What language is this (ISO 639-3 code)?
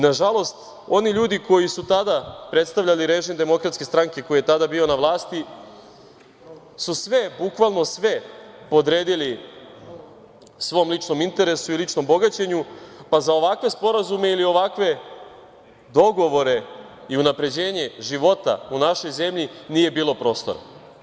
srp